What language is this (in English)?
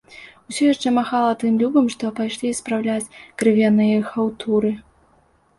Belarusian